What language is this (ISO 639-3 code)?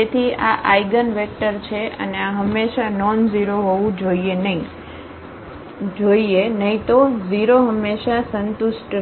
guj